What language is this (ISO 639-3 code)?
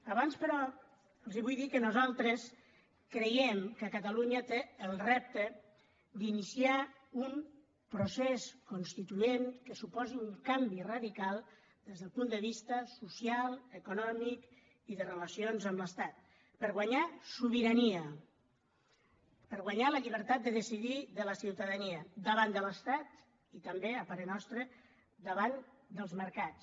cat